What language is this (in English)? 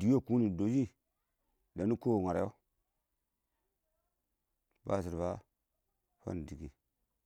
Awak